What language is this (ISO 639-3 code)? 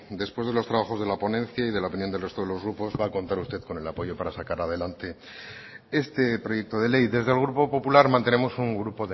spa